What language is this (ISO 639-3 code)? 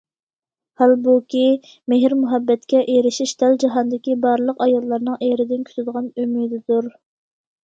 uig